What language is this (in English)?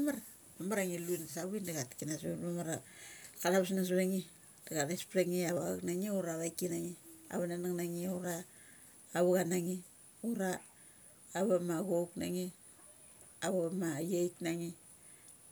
Mali